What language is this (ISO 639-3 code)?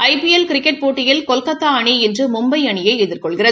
tam